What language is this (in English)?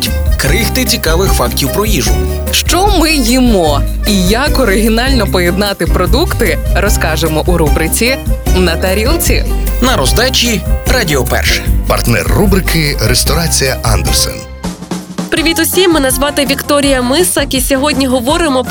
Ukrainian